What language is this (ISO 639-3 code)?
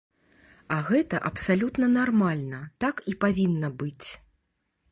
bel